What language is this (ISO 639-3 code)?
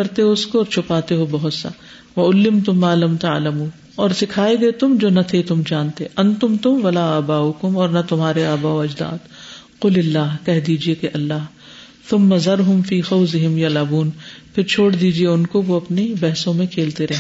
urd